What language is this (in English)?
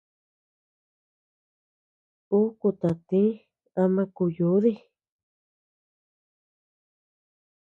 Tepeuxila Cuicatec